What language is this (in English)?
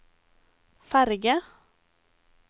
Norwegian